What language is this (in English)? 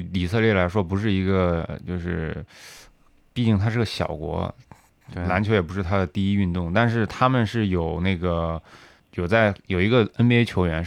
Chinese